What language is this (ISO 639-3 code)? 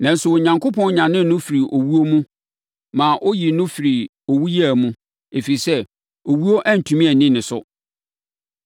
aka